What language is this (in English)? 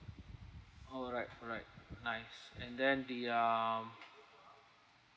English